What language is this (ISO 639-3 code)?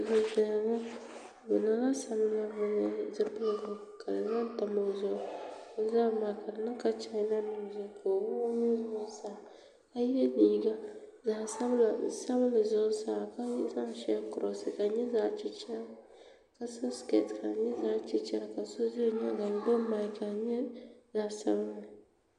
dag